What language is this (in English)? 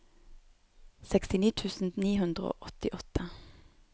Norwegian